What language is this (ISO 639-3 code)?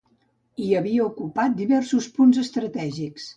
cat